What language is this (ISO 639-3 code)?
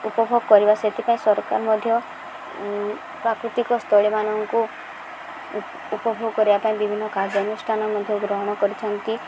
ori